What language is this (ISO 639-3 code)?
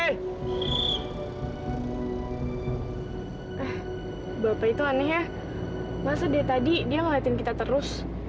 ind